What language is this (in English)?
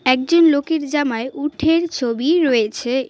Bangla